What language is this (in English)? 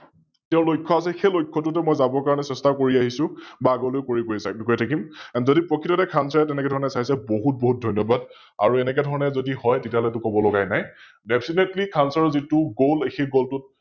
Assamese